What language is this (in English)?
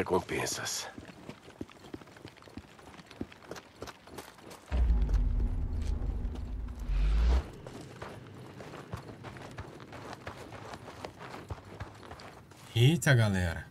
Portuguese